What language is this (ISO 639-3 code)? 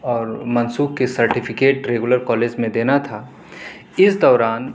urd